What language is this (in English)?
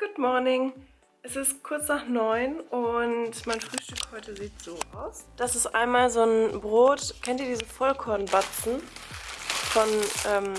German